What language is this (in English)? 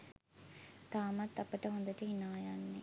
Sinhala